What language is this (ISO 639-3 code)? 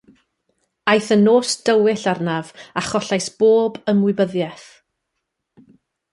cym